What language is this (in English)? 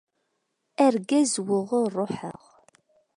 Kabyle